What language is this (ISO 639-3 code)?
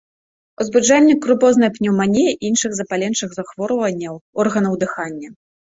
bel